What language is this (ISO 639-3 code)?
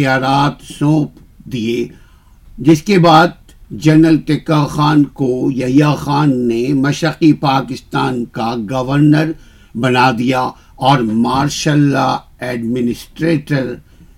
urd